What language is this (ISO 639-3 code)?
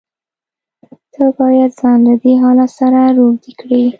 pus